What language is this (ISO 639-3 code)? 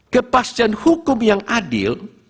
ind